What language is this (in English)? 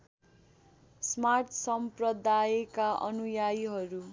Nepali